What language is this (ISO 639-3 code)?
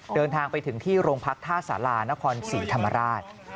tha